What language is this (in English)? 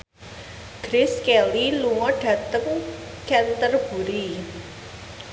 Javanese